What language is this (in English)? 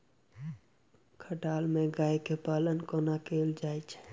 Maithili